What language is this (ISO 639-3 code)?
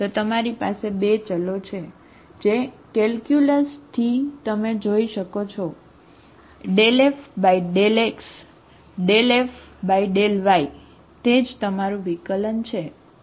guj